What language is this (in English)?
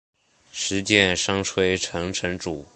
Chinese